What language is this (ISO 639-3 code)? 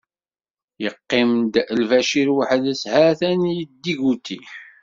kab